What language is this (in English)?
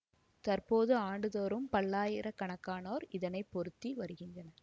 Tamil